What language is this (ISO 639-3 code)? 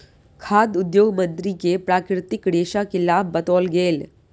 mai